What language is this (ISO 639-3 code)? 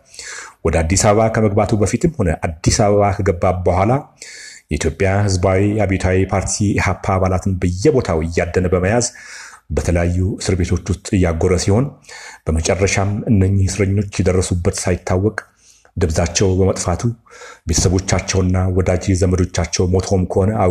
amh